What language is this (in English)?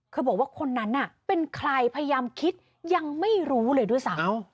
Thai